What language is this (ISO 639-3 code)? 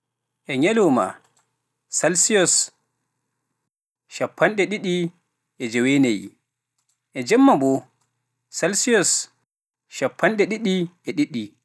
fuf